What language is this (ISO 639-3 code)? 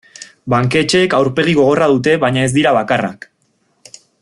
eus